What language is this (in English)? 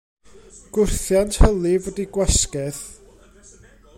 Welsh